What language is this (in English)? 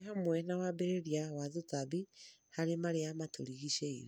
Kikuyu